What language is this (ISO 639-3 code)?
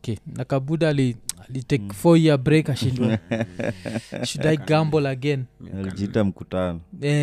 swa